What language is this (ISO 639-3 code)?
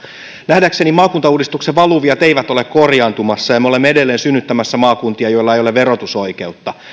fin